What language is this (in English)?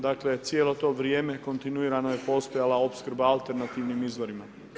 Croatian